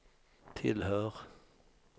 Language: Swedish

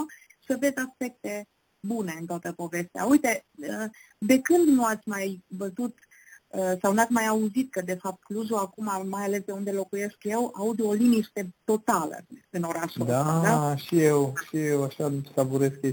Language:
Romanian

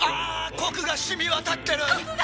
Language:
Japanese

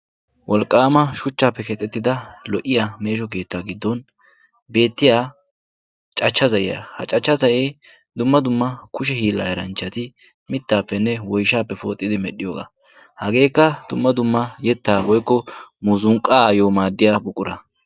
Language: Wolaytta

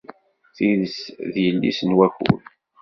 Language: Kabyle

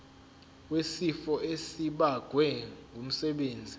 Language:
Zulu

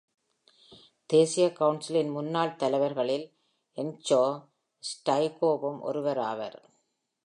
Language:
Tamil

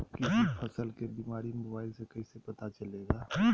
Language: Magahi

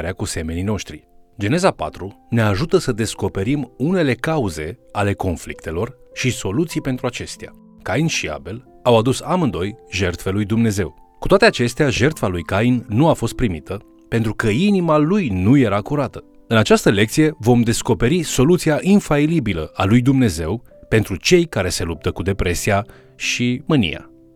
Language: Romanian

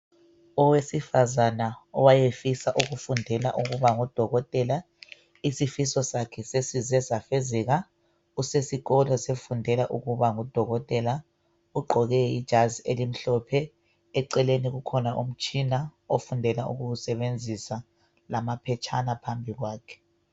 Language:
North Ndebele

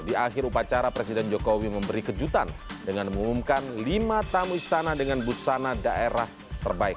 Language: Indonesian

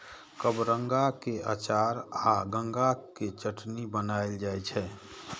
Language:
Maithili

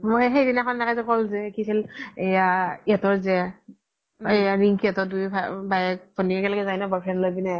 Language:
Assamese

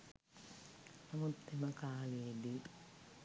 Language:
Sinhala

